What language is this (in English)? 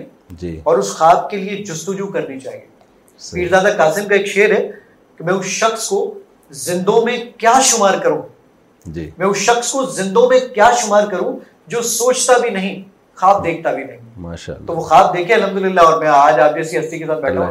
Urdu